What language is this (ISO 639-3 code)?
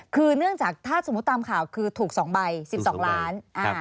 tha